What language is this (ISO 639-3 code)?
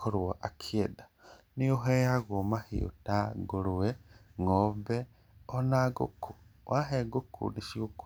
kik